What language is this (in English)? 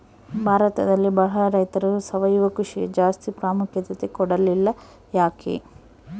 Kannada